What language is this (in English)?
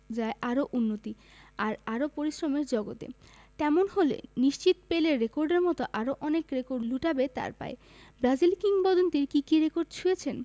Bangla